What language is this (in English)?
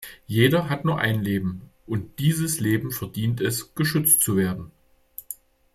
German